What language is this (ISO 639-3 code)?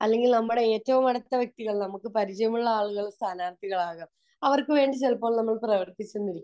mal